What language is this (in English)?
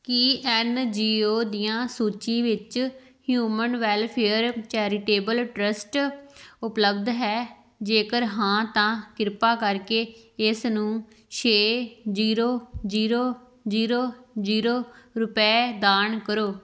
Punjabi